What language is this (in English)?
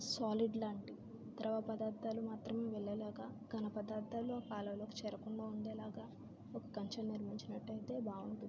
Telugu